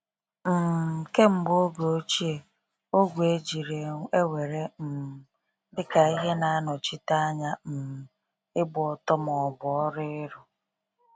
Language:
Igbo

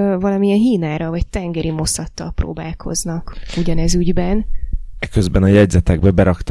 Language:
Hungarian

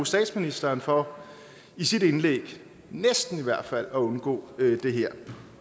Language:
Danish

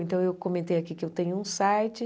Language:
Portuguese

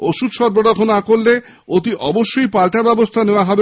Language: Bangla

